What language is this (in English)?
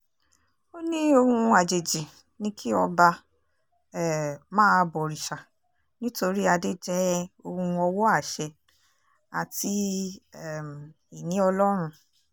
Yoruba